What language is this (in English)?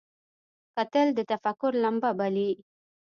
Pashto